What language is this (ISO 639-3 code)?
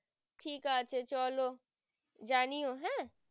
ben